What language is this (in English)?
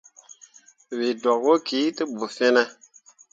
Mundang